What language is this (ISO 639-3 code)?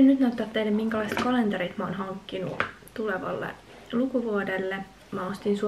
fin